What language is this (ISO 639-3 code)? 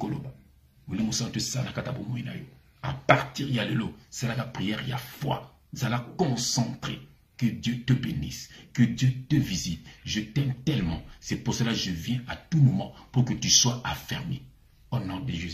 fra